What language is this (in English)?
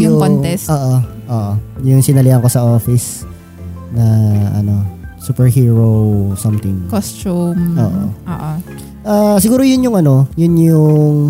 Filipino